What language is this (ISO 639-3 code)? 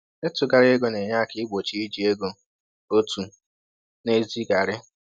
ibo